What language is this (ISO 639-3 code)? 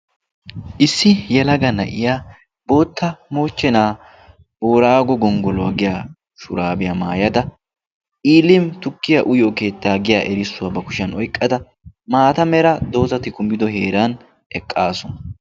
wal